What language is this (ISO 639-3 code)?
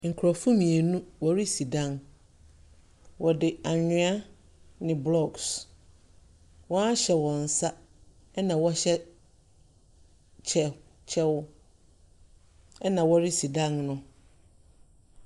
aka